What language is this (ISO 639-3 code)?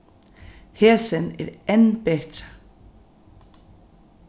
fao